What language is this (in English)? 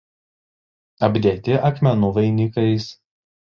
Lithuanian